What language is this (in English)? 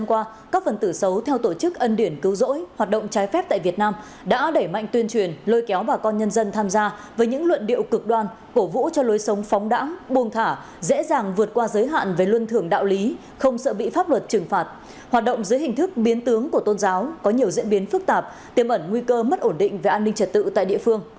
Vietnamese